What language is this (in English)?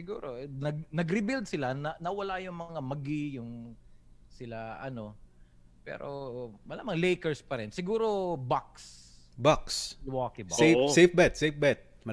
Filipino